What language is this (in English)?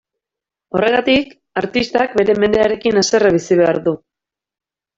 Basque